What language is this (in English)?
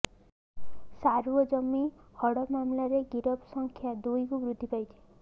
Odia